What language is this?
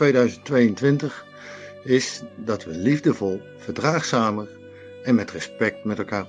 Dutch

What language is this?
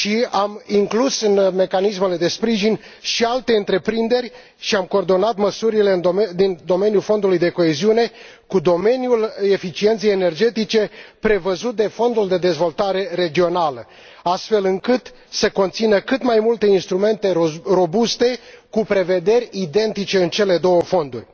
Romanian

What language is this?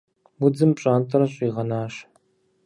Kabardian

